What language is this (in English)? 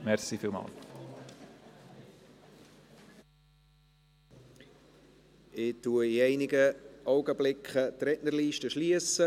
Swiss German